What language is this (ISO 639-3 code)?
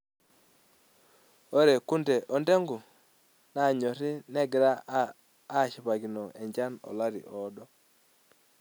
mas